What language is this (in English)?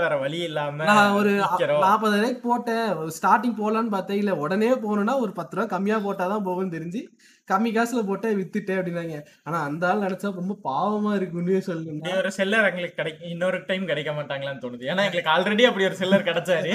Tamil